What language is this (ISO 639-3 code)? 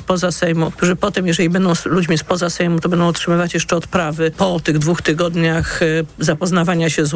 pol